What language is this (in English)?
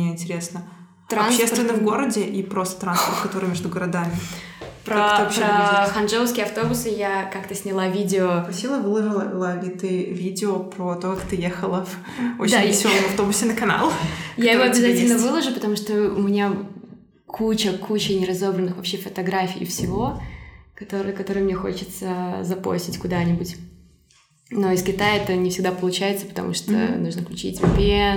Russian